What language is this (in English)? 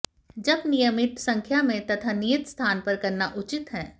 Hindi